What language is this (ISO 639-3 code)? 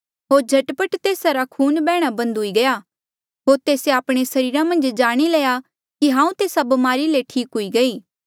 mjl